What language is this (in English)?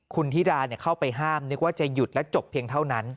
Thai